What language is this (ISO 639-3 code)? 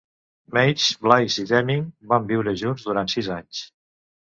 cat